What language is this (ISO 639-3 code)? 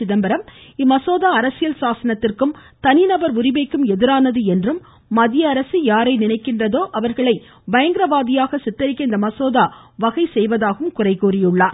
tam